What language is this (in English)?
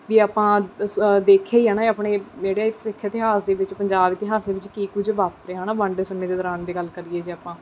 Punjabi